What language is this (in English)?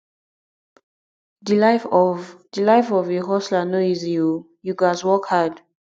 Nigerian Pidgin